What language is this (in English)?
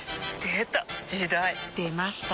Japanese